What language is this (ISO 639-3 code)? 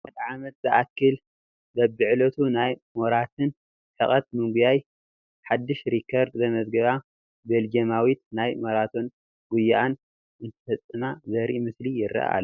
tir